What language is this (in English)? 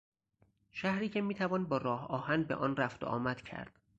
Persian